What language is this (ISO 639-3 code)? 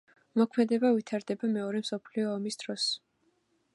kat